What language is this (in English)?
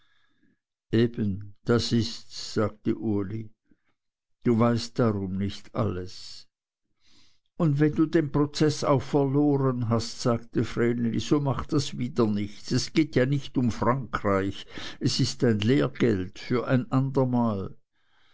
German